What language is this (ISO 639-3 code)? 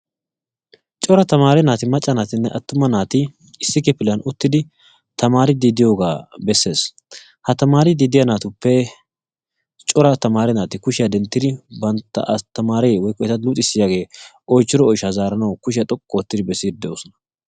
wal